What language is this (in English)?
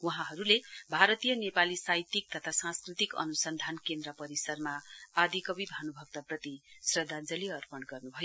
Nepali